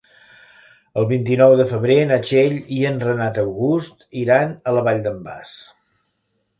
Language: Catalan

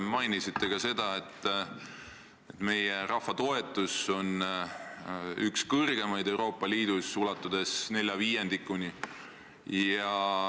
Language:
Estonian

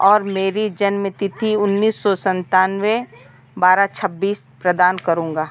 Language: Hindi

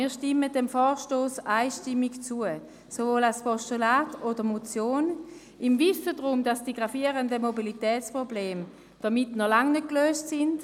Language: Swiss German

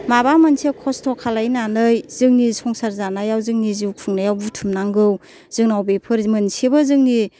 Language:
Bodo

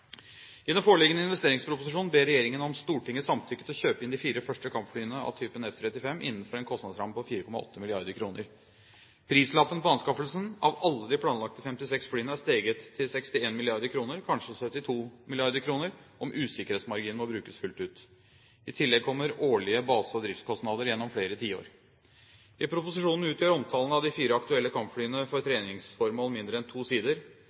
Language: Norwegian Bokmål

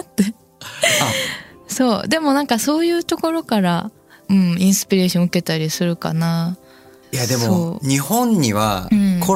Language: Japanese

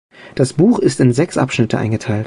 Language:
German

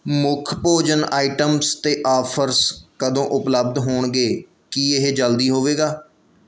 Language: Punjabi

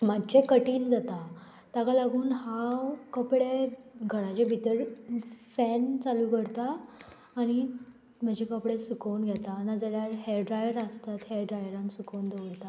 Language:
Konkani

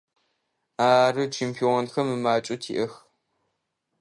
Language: Adyghe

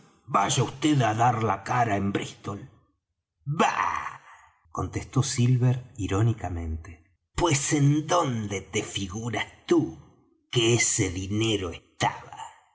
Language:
Spanish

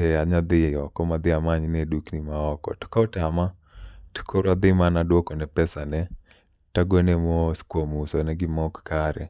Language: Luo (Kenya and Tanzania)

